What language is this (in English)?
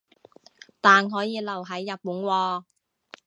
Cantonese